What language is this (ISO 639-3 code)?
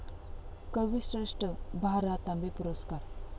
mar